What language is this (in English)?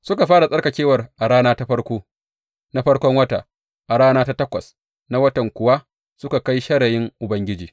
Hausa